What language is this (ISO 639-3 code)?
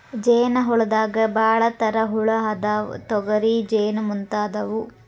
kan